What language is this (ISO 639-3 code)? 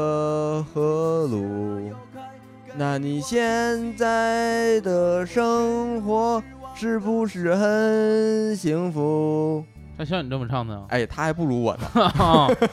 zho